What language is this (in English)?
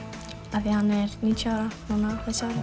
Icelandic